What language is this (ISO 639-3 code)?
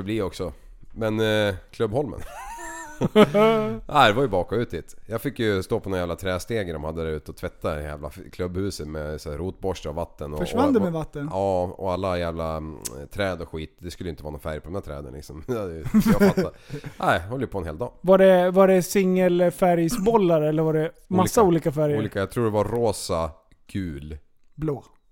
swe